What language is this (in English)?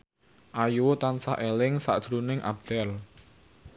Javanese